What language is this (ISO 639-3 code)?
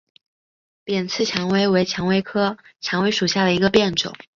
zho